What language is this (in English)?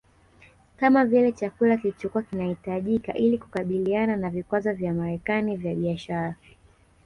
Swahili